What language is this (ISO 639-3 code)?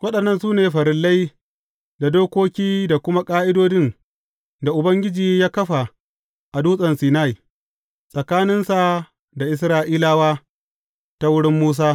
hau